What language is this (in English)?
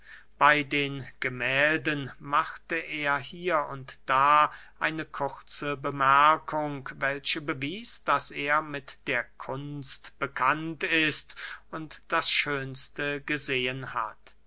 German